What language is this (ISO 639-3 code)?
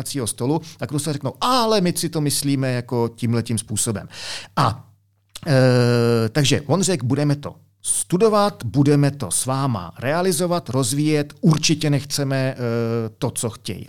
ces